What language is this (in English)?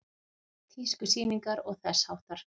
Icelandic